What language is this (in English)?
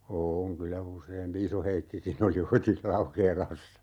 Finnish